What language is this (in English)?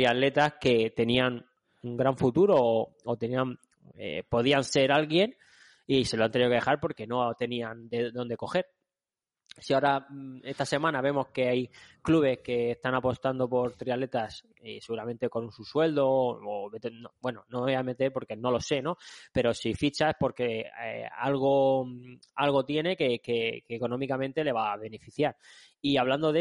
Spanish